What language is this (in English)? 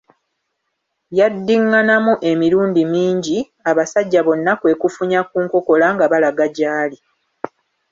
Ganda